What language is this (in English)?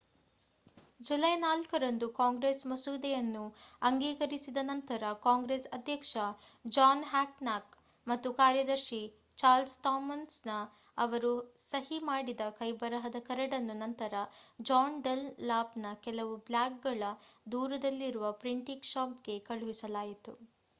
Kannada